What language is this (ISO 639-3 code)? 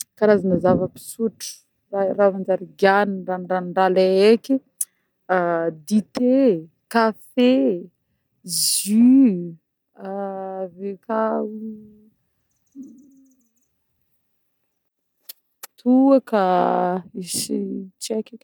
bmm